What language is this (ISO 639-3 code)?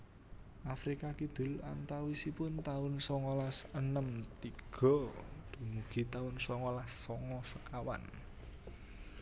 jav